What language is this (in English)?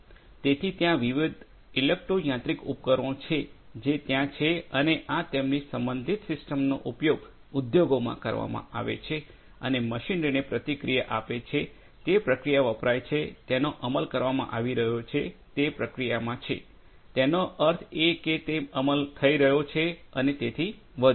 Gujarati